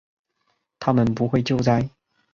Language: Chinese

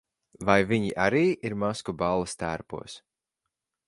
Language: Latvian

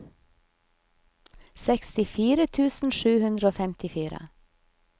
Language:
Norwegian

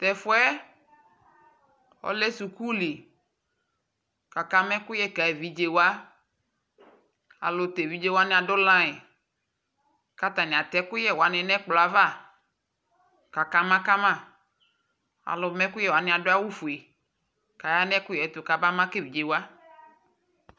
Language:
Ikposo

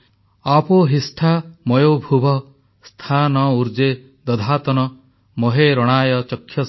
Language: Odia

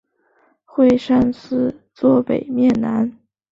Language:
Chinese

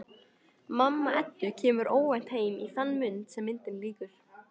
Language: Icelandic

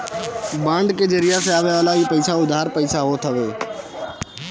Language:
Bhojpuri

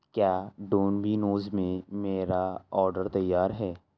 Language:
Urdu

